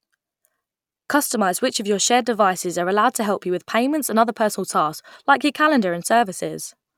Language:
English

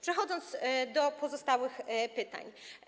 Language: Polish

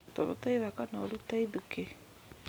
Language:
Kikuyu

